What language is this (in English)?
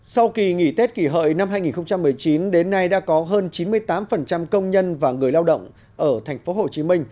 Vietnamese